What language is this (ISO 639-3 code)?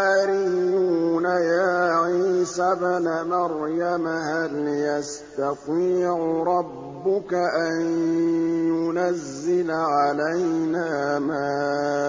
ara